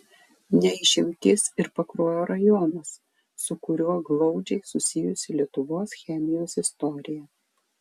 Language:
Lithuanian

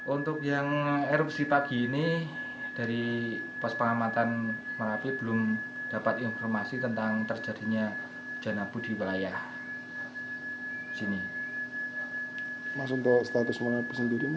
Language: Indonesian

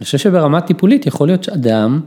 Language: Hebrew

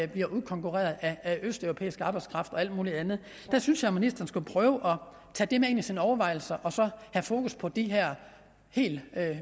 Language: Danish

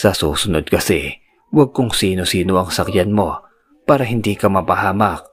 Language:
Filipino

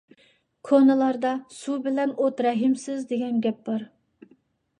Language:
Uyghur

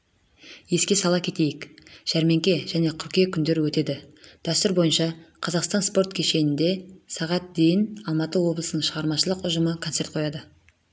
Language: Kazakh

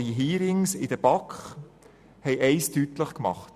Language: Swiss German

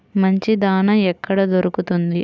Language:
Telugu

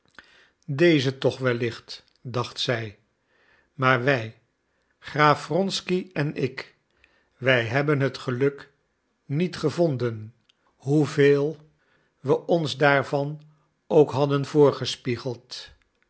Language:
Dutch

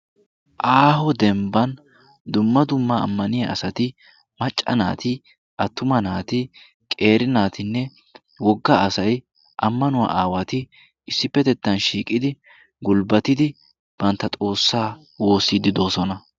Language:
Wolaytta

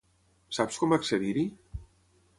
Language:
Catalan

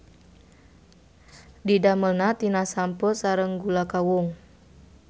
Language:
Sundanese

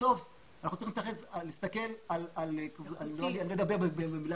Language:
Hebrew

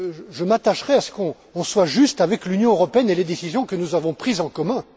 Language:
French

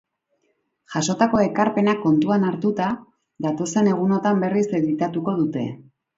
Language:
Basque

